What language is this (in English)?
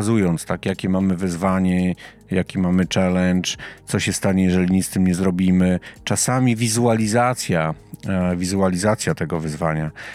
Polish